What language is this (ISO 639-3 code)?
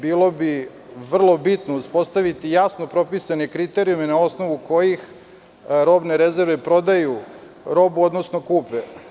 srp